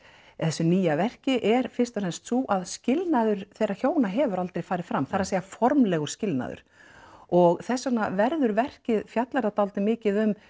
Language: Icelandic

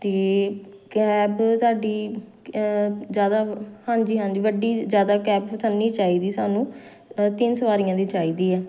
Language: Punjabi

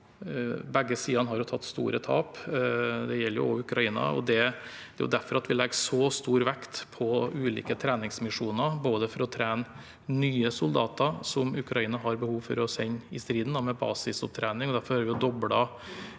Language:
Norwegian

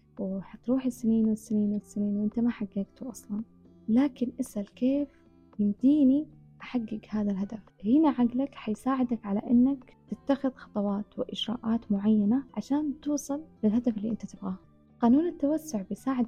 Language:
Arabic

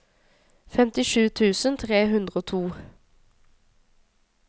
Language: Norwegian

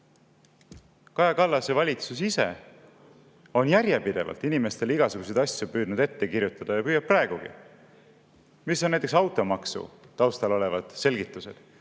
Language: Estonian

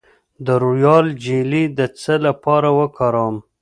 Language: Pashto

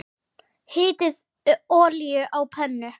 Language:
Icelandic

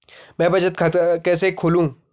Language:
Hindi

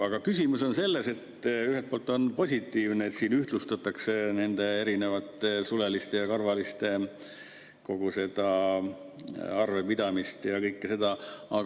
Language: Estonian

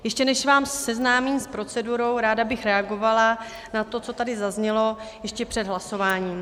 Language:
Czech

